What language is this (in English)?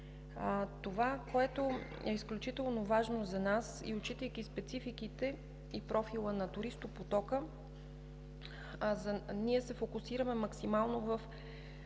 Bulgarian